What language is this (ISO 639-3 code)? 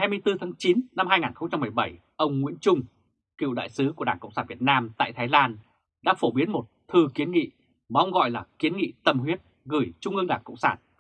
vie